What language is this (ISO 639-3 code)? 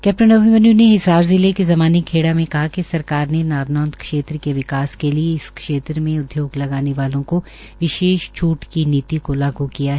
hin